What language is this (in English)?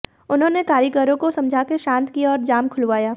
Hindi